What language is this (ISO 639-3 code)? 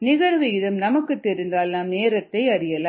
tam